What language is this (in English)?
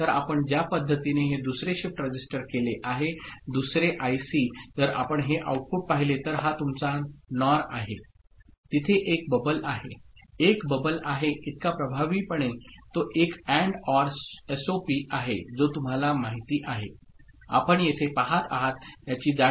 Marathi